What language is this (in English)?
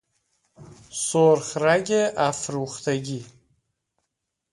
Persian